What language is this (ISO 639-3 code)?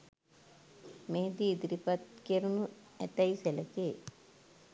sin